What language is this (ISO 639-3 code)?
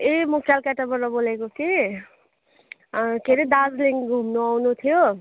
nep